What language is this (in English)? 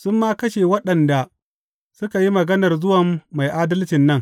Hausa